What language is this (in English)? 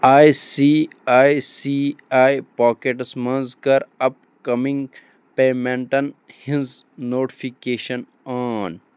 Kashmiri